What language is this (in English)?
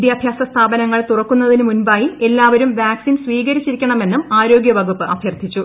Malayalam